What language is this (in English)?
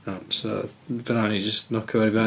Welsh